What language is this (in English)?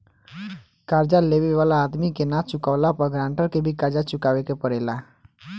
Bhojpuri